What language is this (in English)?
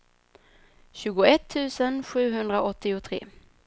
Swedish